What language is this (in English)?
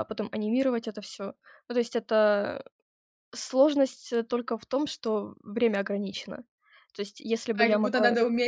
Russian